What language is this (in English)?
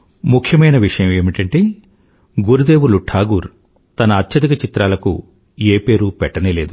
Telugu